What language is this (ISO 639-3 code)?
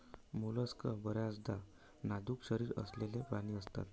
mar